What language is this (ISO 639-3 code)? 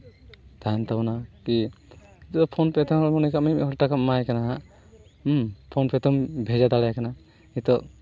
sat